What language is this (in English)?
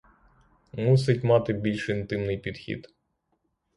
Ukrainian